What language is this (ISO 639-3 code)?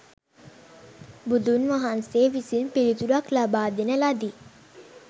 sin